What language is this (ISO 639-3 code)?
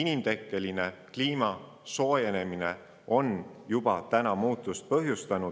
est